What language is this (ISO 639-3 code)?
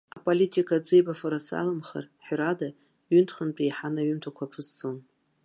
abk